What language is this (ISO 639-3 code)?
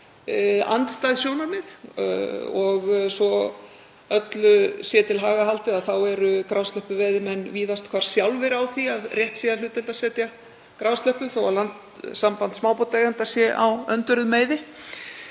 isl